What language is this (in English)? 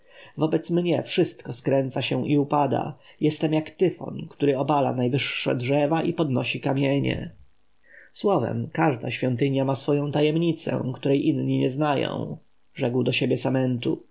Polish